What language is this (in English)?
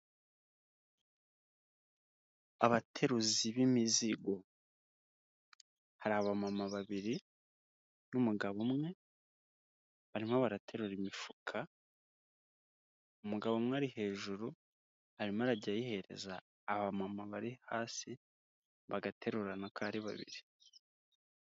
Kinyarwanda